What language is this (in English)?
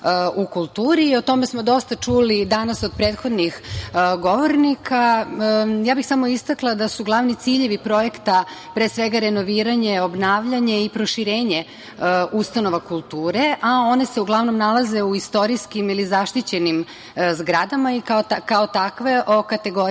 Serbian